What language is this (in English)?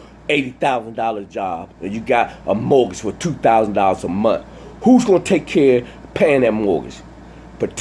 English